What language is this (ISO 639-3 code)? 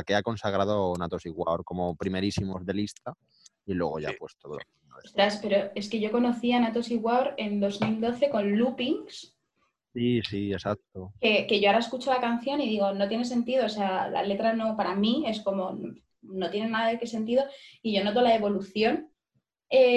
spa